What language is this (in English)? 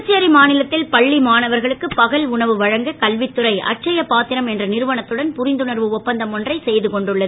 Tamil